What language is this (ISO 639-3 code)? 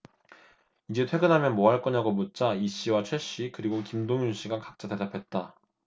kor